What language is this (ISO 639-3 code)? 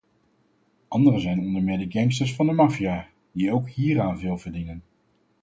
nld